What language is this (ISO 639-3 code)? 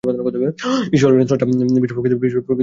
ben